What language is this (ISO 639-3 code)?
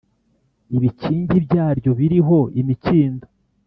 kin